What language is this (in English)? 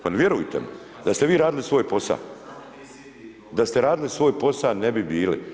Croatian